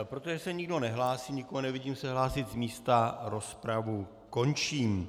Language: Czech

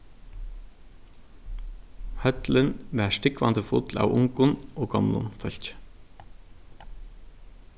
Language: Faroese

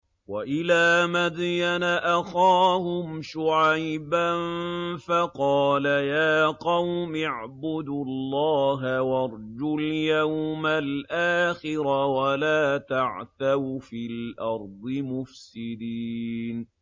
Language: Arabic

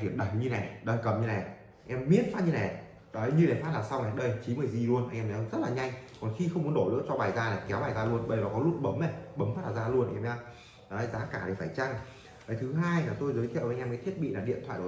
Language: Vietnamese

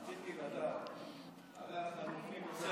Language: Hebrew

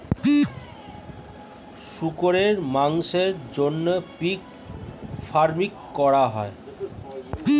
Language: Bangla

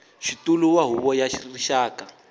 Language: Tsonga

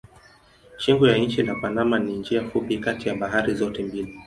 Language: Swahili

